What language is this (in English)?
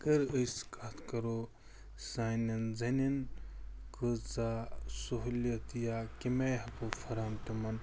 Kashmiri